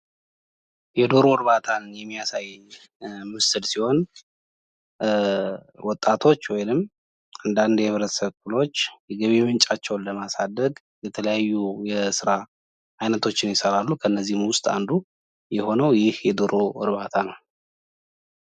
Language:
Amharic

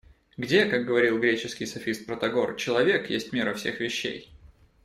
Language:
Russian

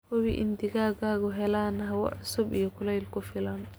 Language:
Somali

